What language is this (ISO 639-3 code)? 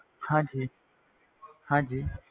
pan